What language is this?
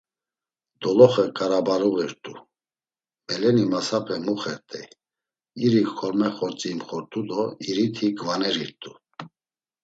Laz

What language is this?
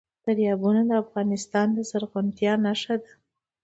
Pashto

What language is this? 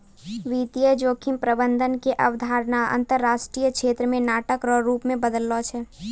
Maithili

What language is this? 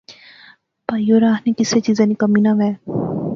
Pahari-Potwari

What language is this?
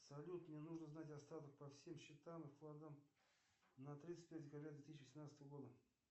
Russian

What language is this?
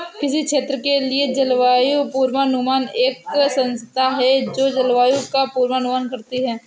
Hindi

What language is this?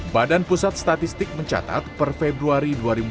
Indonesian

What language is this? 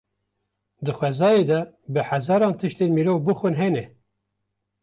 Kurdish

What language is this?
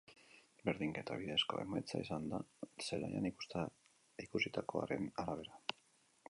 Basque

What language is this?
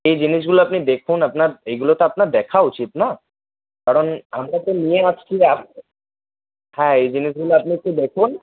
Bangla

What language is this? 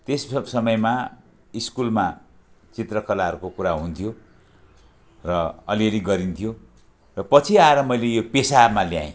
Nepali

